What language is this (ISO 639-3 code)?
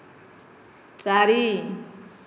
ori